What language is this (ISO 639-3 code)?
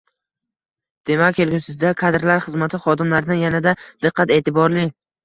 uzb